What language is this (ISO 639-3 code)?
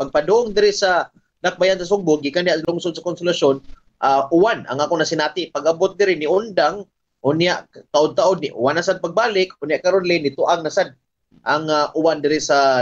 fil